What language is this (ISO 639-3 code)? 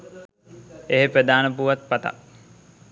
sin